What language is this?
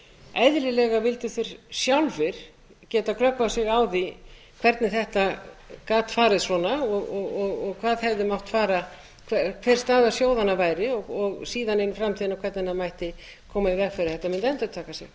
Icelandic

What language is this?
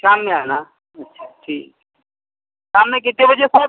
Urdu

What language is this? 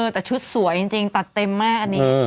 Thai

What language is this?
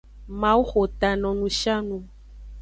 Aja (Benin)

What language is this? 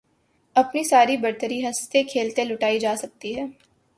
Urdu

